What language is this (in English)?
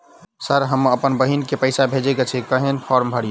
Maithili